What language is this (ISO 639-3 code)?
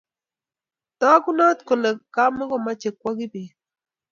kln